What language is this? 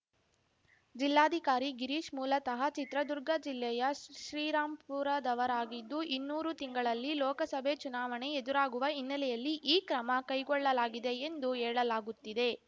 Kannada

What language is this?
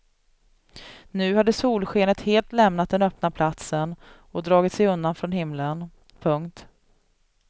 Swedish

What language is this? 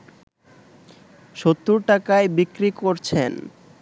Bangla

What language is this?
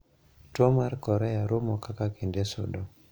Luo (Kenya and Tanzania)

